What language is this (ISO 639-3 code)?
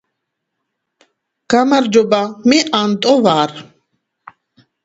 kat